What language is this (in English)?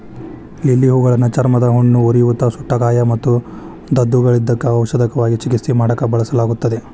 Kannada